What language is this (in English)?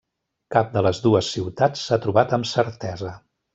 Catalan